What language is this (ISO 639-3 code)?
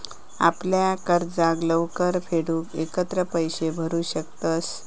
mar